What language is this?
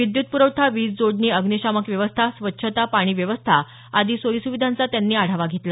Marathi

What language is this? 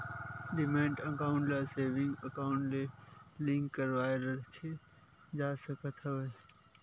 Chhattisgarhi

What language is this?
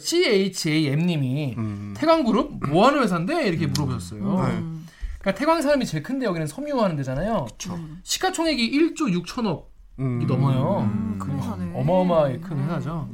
Korean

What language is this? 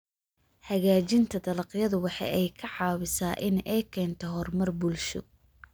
Somali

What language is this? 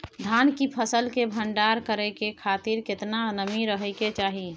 Maithili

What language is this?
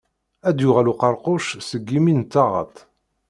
Kabyle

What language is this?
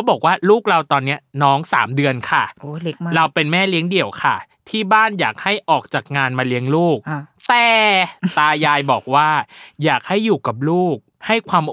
Thai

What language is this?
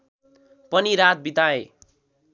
Nepali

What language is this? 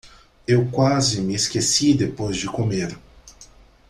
Portuguese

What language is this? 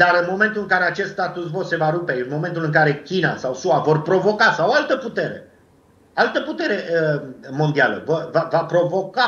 Romanian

